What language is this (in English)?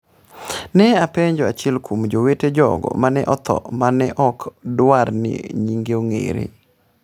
Luo (Kenya and Tanzania)